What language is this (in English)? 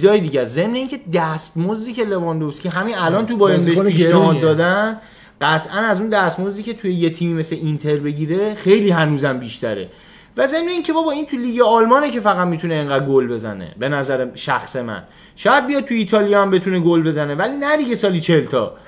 Persian